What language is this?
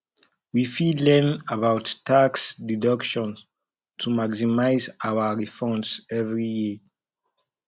Nigerian Pidgin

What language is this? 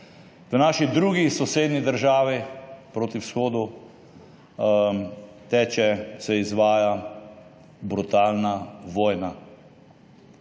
Slovenian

